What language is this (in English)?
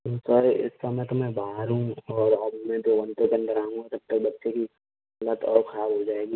Hindi